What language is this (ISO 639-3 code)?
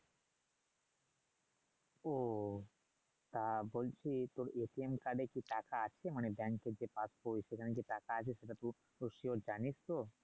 ben